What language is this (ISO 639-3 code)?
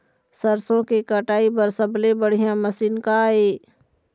hne